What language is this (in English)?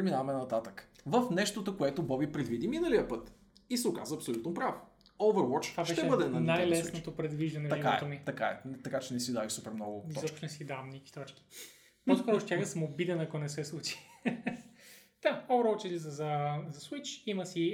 Bulgarian